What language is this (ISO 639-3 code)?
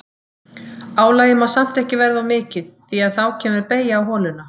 isl